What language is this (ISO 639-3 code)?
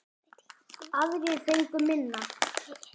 isl